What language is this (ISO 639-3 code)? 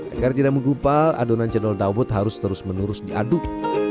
ind